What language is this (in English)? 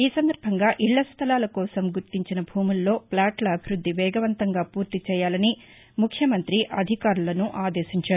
Telugu